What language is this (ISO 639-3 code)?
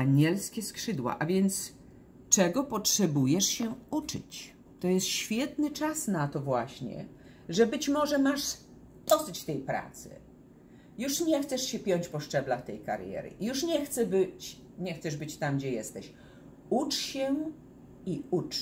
pol